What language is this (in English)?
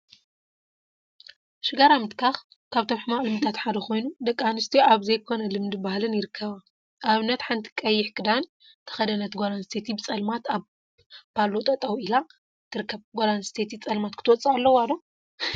Tigrinya